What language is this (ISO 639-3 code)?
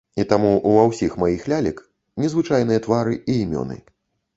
bel